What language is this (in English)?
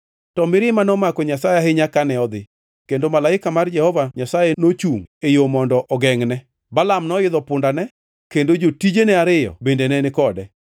Luo (Kenya and Tanzania)